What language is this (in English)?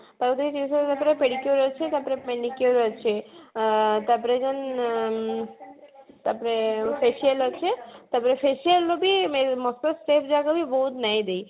Odia